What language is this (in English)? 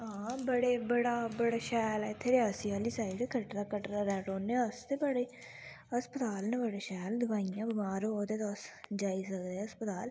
Dogri